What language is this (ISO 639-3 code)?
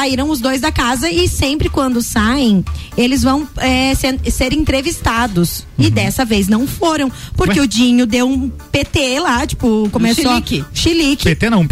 por